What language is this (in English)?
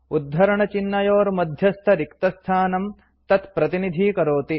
Sanskrit